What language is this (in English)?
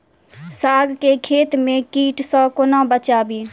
Maithili